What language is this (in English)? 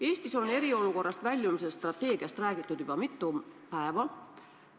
Estonian